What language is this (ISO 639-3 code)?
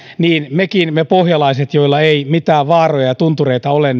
fin